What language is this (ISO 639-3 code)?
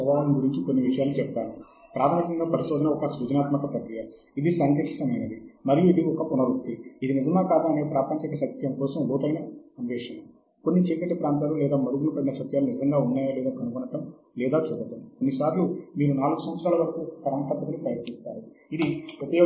tel